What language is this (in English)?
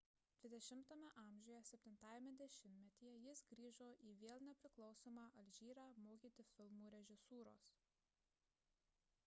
Lithuanian